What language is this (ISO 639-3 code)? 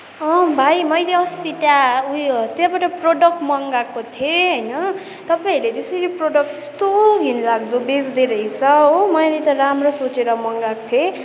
nep